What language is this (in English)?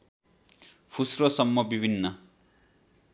Nepali